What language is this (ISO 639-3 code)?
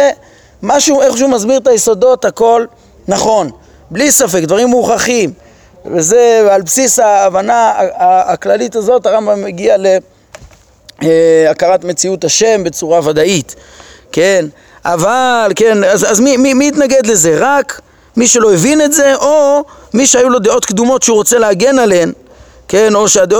heb